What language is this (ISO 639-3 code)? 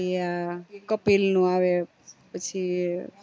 guj